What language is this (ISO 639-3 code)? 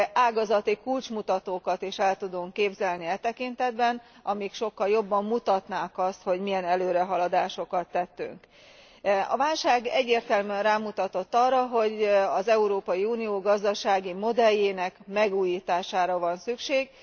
hun